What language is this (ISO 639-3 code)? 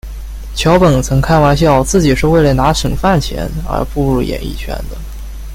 zho